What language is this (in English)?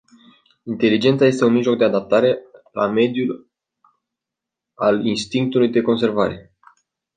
Romanian